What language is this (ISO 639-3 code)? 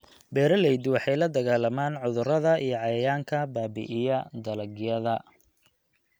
som